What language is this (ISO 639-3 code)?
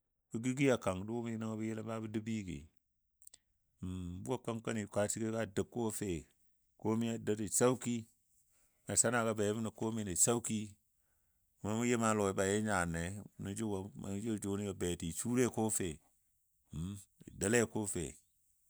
dbd